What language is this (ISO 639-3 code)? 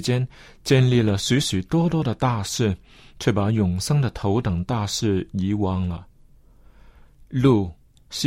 zho